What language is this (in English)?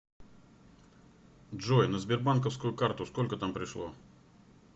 Russian